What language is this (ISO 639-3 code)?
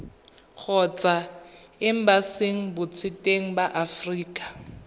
tsn